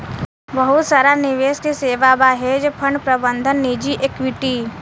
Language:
Bhojpuri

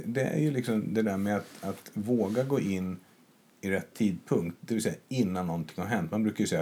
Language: Swedish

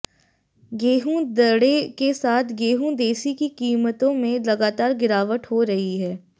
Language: Hindi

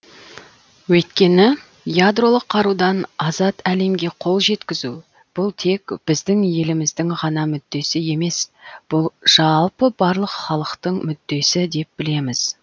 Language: Kazakh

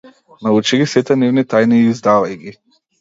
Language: Macedonian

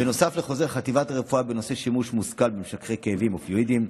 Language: Hebrew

